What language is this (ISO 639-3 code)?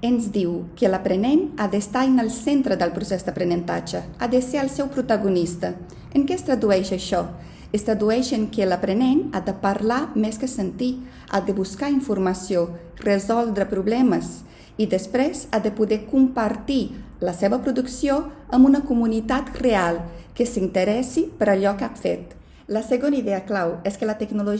cat